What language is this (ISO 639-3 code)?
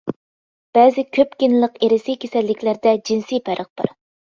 uig